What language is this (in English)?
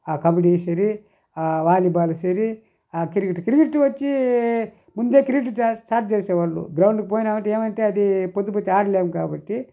Telugu